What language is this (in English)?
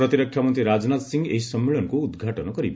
Odia